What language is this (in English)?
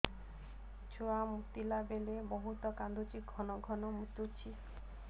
Odia